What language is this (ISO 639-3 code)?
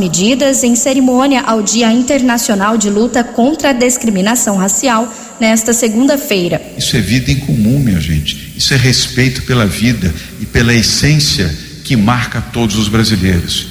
por